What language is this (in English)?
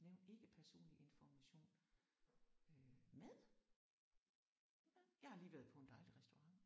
Danish